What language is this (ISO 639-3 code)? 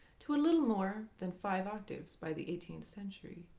eng